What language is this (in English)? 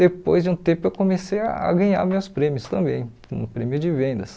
Portuguese